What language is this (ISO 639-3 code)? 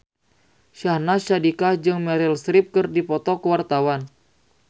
sun